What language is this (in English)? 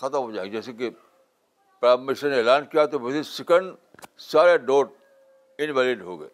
Urdu